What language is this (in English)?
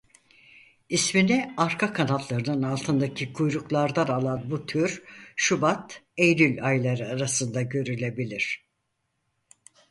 Turkish